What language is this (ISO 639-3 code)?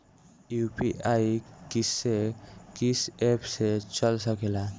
bho